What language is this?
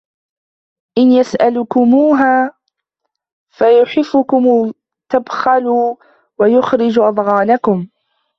Arabic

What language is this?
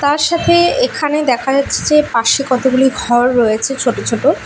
Bangla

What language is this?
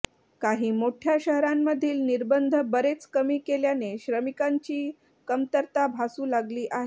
Marathi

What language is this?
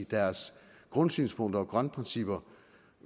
Danish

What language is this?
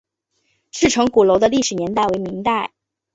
Chinese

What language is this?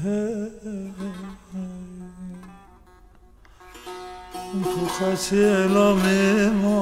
Persian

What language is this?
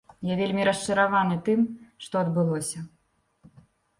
Belarusian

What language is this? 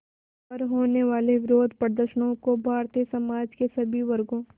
Hindi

